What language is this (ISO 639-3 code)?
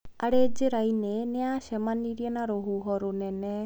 kik